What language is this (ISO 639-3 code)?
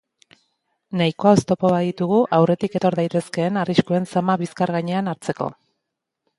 eus